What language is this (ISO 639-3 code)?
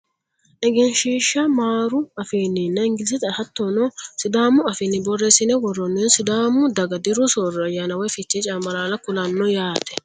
sid